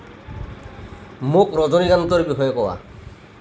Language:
Assamese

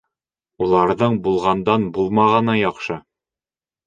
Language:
Bashkir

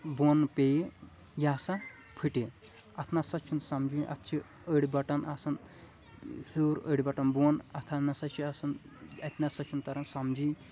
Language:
Kashmiri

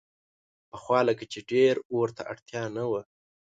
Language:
Pashto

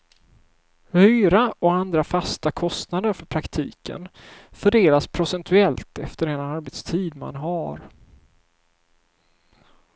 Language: Swedish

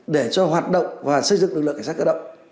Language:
Vietnamese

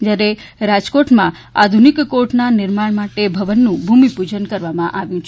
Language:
Gujarati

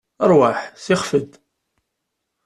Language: Kabyle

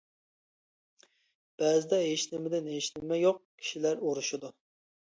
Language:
Uyghur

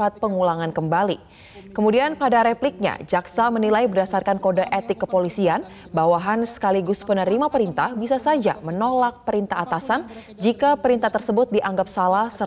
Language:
Indonesian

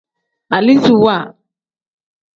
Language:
Tem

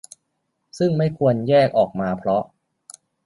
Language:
Thai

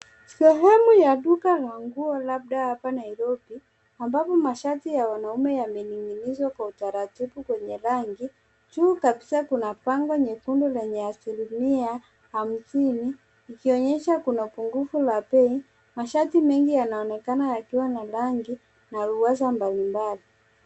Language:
Swahili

